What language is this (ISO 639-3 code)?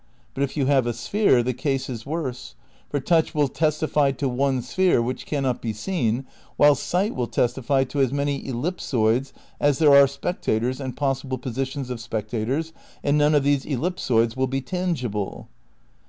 eng